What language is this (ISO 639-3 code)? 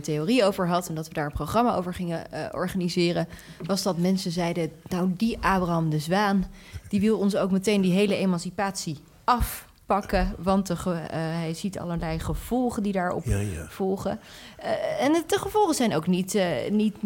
nld